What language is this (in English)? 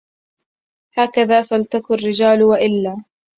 Arabic